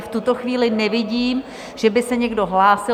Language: Czech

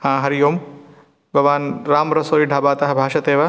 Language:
Sanskrit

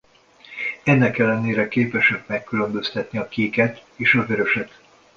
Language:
Hungarian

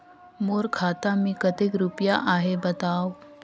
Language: Chhattisgarhi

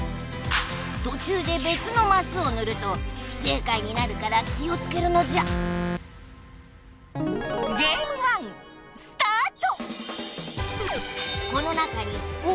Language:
Japanese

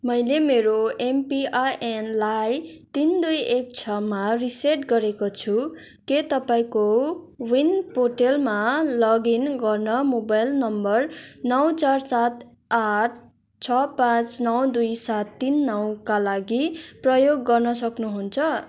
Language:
Nepali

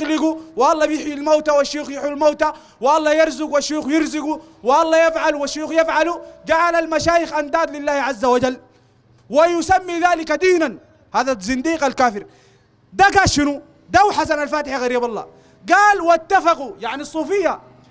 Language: Arabic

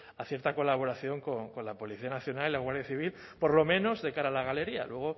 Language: Spanish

